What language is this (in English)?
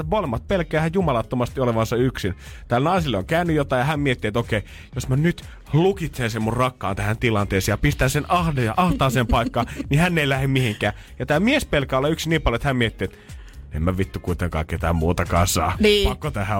Finnish